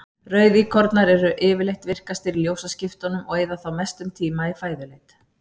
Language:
Icelandic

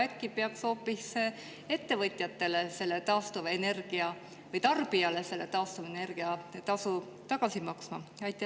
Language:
Estonian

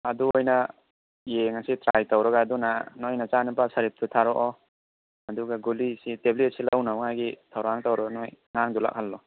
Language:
Manipuri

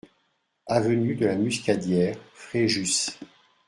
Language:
French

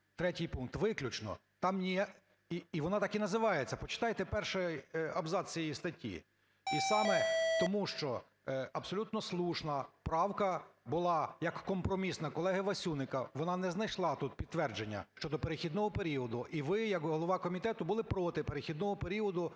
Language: Ukrainian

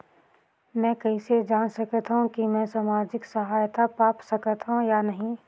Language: Chhattisgarhi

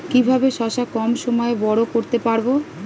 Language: Bangla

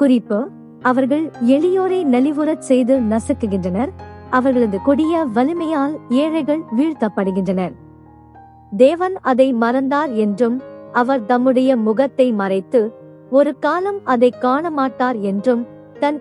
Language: Arabic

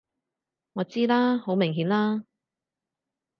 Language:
Cantonese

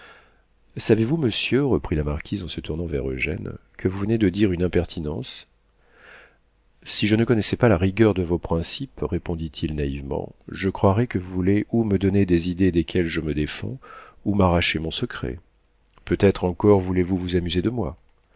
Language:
French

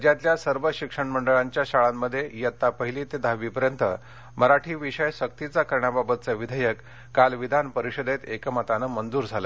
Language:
Marathi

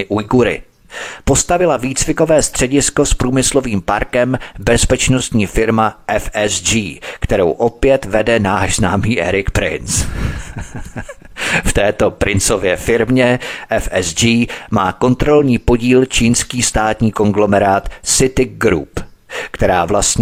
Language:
Czech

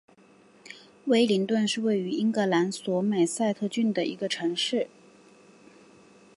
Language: Chinese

